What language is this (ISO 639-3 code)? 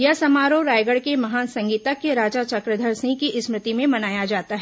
hin